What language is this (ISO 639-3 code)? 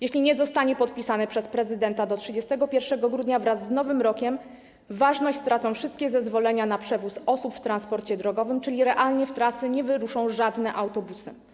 pol